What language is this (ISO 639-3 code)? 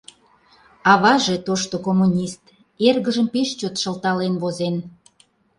chm